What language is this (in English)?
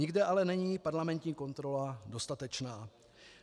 Czech